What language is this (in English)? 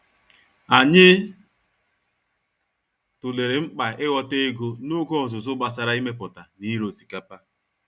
Igbo